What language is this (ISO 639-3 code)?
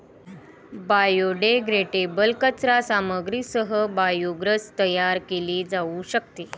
mar